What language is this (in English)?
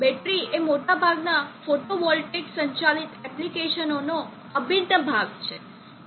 Gujarati